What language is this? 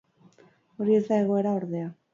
Basque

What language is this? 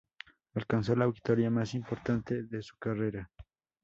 Spanish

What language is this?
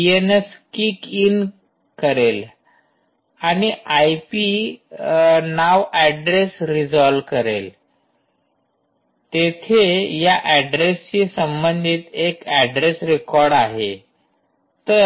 Marathi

